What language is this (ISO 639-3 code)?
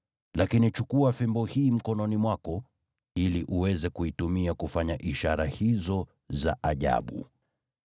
swa